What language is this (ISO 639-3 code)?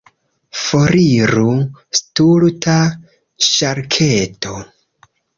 epo